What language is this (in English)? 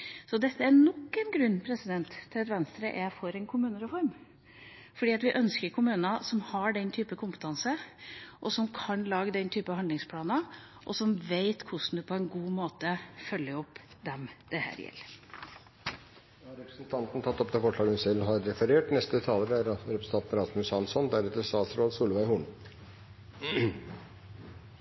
Norwegian